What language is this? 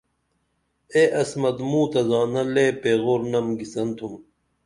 Dameli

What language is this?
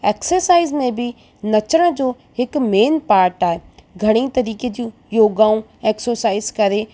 Sindhi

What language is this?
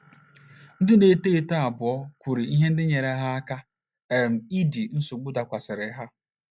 Igbo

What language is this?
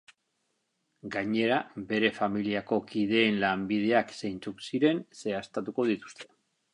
Basque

